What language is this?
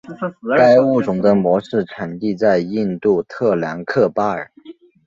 Chinese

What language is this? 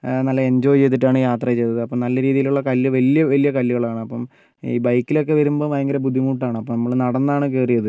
Malayalam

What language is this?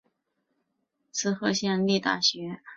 Chinese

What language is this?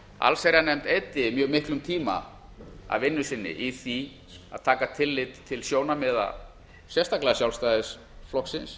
Icelandic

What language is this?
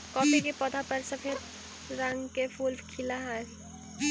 Magahi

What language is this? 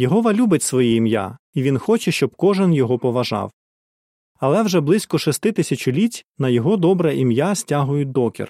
Ukrainian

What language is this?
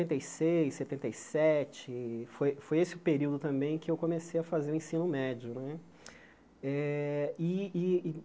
Portuguese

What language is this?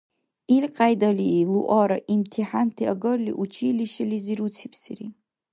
Dargwa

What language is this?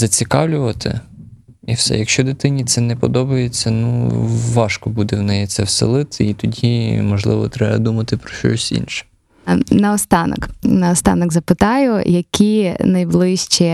Ukrainian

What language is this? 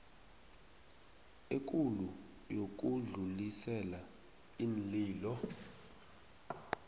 South Ndebele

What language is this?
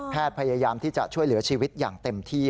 Thai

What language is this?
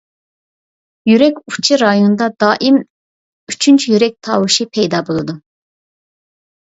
Uyghur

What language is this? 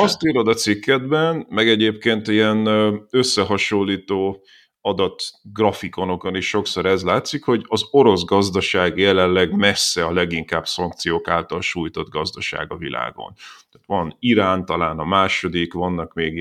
Hungarian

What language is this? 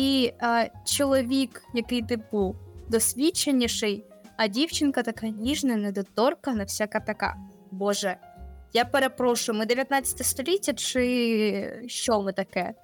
Ukrainian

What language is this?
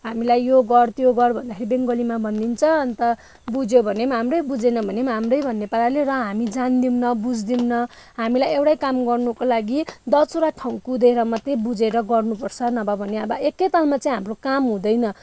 Nepali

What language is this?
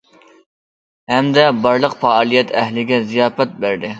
Uyghur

